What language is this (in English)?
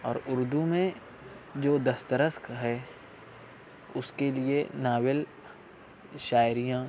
Urdu